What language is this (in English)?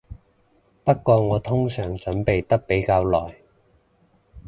Cantonese